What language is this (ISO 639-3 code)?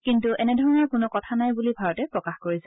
asm